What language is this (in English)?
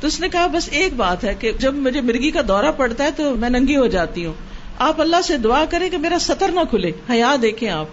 Urdu